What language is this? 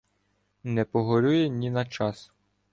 Ukrainian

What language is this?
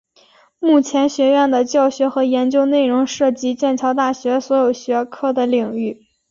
Chinese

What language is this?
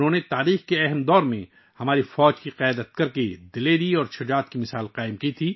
Urdu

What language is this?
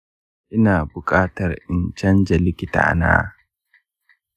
Hausa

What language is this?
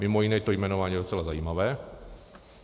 Czech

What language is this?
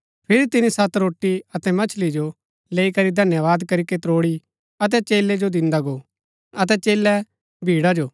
Gaddi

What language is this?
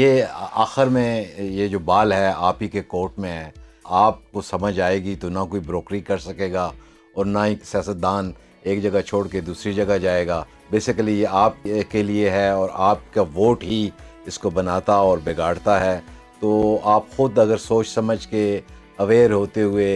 Urdu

